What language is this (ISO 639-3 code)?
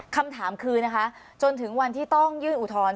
tha